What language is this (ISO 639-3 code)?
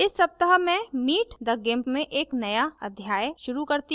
hin